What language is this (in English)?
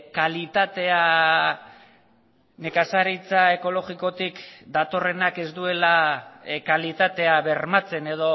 Basque